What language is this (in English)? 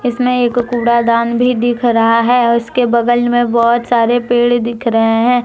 Hindi